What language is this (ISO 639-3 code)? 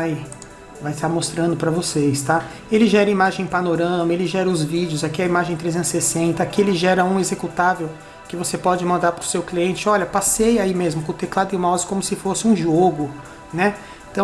por